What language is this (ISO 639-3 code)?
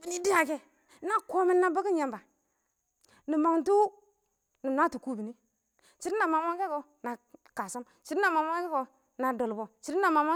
awo